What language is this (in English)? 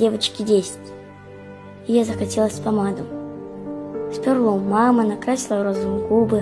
Russian